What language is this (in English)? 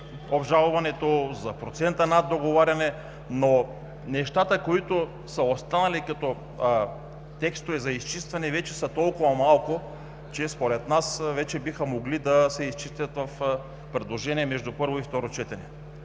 Bulgarian